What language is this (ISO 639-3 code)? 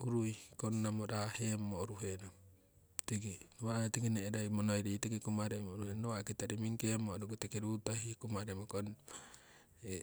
siw